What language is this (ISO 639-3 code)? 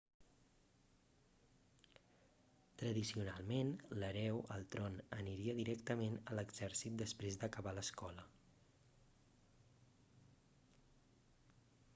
cat